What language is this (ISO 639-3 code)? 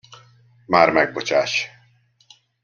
hun